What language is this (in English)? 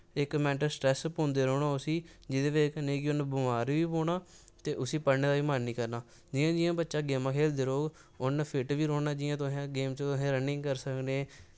Dogri